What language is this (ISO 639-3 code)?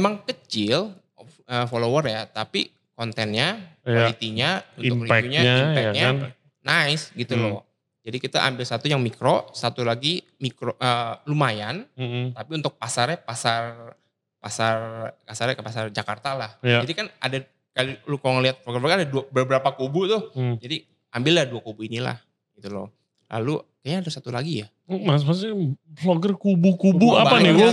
ind